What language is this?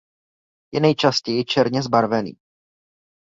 Czech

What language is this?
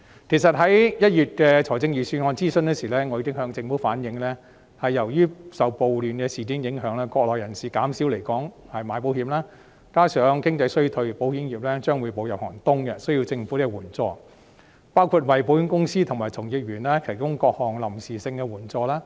Cantonese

